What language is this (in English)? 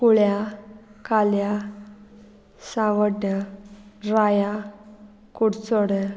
Konkani